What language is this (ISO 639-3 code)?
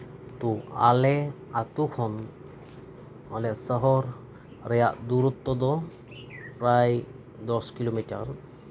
sat